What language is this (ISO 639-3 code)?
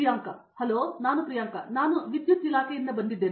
kan